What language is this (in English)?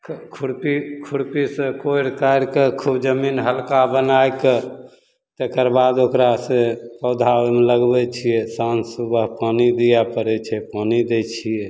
Maithili